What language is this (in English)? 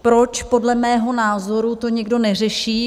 Czech